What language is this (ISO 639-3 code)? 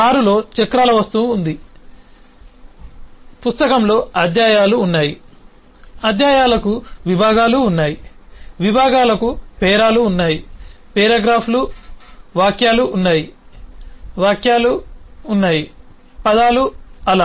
tel